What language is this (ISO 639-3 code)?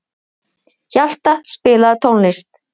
isl